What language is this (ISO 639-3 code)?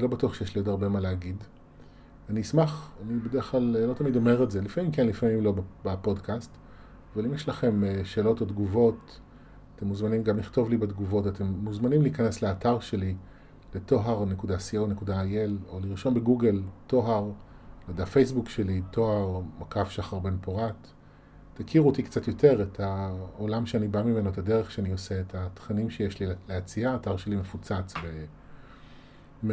heb